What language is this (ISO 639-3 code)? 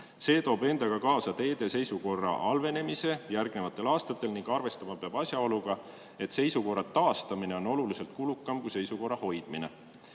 est